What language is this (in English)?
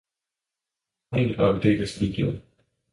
Danish